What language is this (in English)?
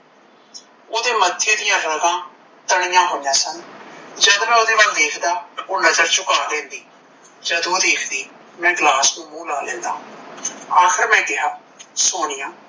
Punjabi